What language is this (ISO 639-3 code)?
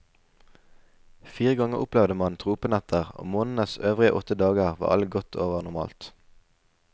nor